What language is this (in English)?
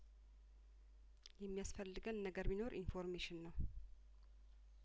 Amharic